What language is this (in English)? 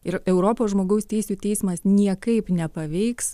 Lithuanian